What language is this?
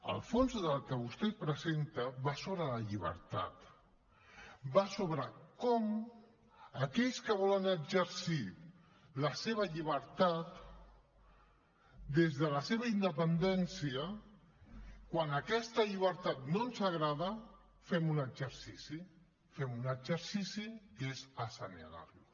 Catalan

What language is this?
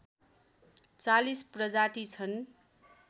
Nepali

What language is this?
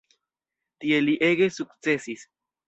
Esperanto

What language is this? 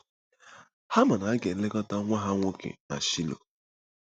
Igbo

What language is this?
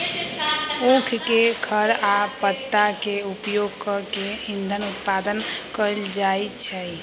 Magahi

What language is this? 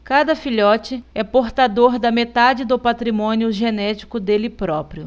Portuguese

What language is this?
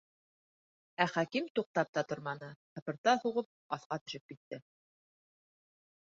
Bashkir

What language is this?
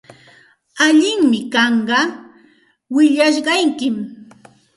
Santa Ana de Tusi Pasco Quechua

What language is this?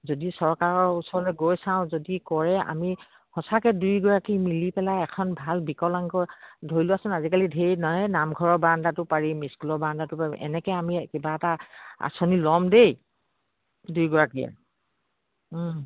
Assamese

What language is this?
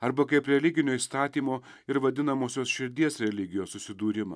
Lithuanian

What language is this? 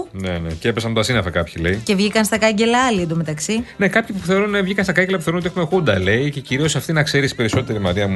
Greek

